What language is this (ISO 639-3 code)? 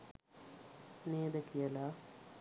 sin